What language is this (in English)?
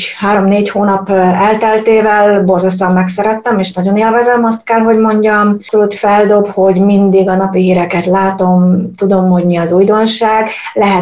Hungarian